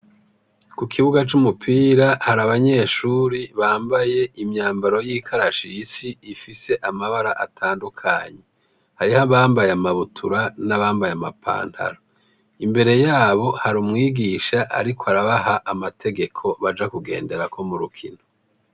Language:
Rundi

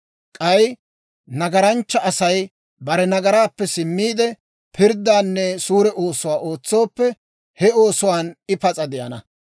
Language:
Dawro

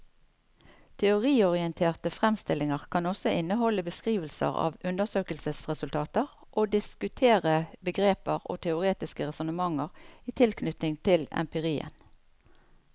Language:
Norwegian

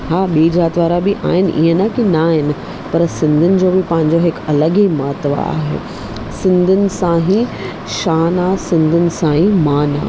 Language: Sindhi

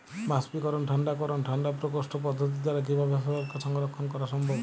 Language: Bangla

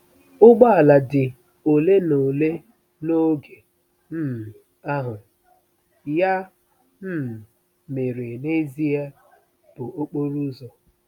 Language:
Igbo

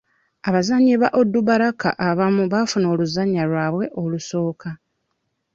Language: Ganda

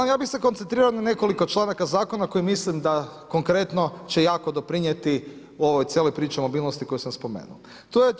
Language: Croatian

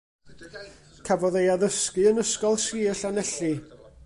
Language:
Welsh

